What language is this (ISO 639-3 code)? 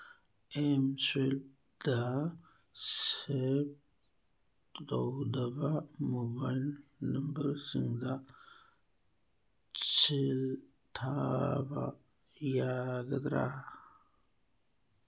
mni